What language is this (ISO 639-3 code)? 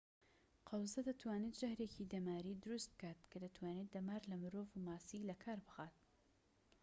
ckb